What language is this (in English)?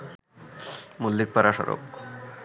Bangla